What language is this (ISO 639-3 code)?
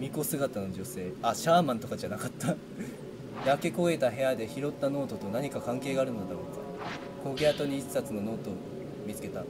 jpn